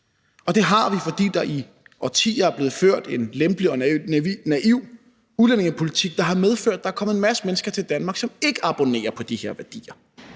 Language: Danish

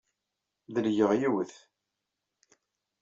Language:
Kabyle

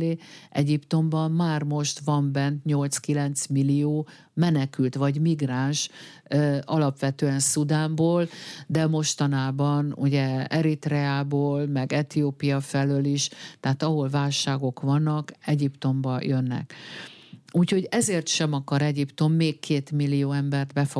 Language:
Hungarian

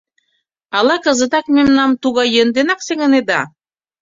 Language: Mari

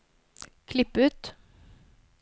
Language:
Norwegian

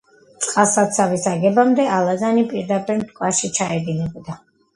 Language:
Georgian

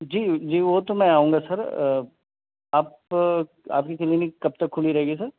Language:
Urdu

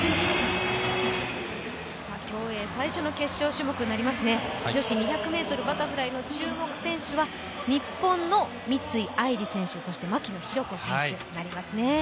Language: Japanese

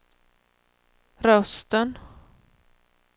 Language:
Swedish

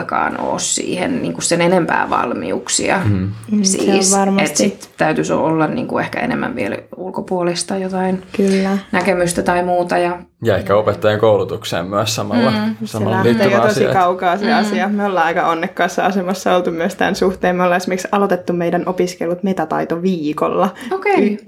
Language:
Finnish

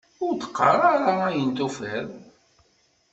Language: Kabyle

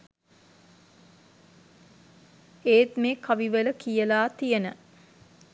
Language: Sinhala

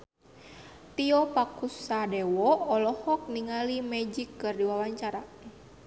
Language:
Sundanese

